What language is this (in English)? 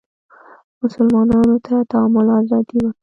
Pashto